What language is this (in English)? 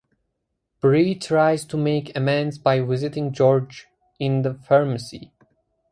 English